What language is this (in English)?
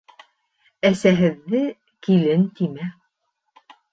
Bashkir